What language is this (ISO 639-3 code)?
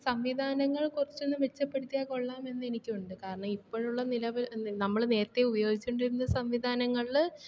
mal